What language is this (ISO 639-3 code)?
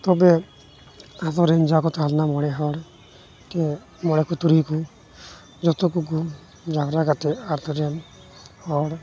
sat